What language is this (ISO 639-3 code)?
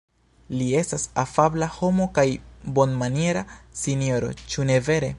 epo